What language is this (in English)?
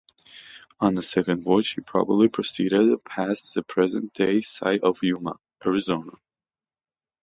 English